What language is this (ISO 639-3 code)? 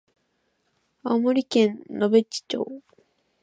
jpn